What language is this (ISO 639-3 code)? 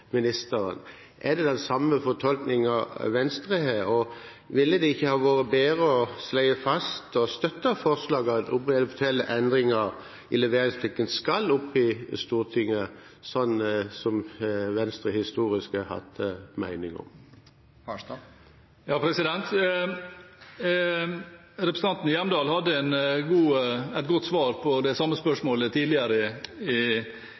nob